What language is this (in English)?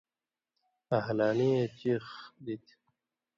Indus Kohistani